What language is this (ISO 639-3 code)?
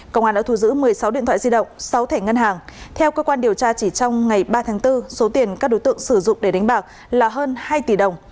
vie